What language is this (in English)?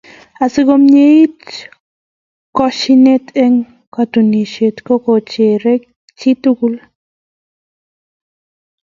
Kalenjin